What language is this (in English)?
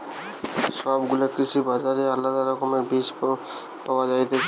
Bangla